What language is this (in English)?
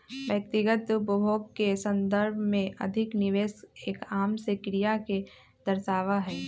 Magahi